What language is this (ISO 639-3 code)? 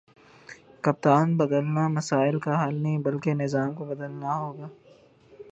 urd